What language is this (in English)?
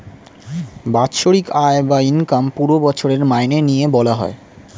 Bangla